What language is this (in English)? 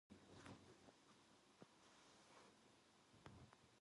Korean